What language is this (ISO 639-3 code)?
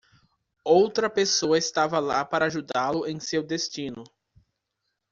por